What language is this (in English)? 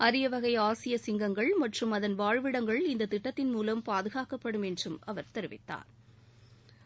Tamil